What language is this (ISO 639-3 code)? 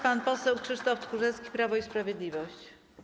pol